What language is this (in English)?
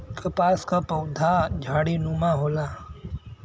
Bhojpuri